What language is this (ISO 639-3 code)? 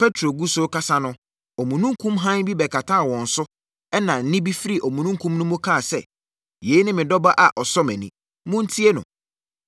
aka